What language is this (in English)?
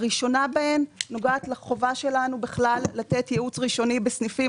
Hebrew